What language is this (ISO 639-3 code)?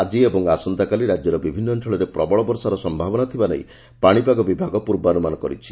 ori